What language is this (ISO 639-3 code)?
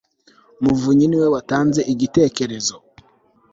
kin